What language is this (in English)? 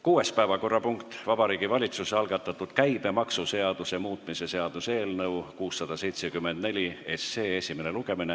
Estonian